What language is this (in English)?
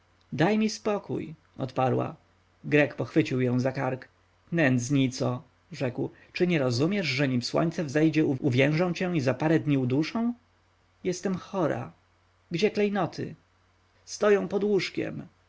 Polish